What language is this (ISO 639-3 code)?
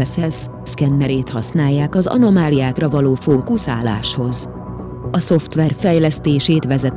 hun